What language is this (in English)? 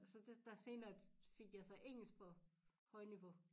Danish